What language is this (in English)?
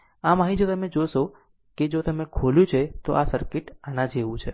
Gujarati